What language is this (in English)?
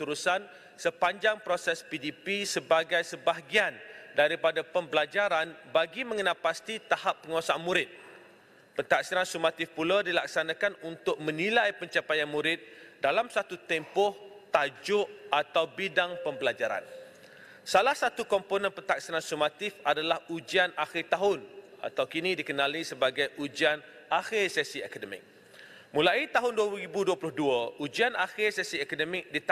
Malay